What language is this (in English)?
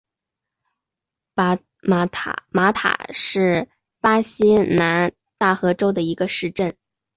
Chinese